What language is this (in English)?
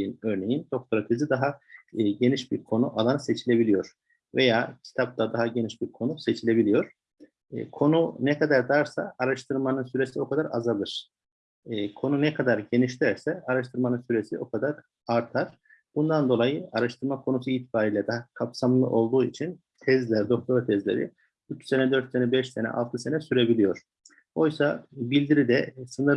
Turkish